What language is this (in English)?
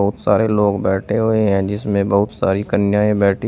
Hindi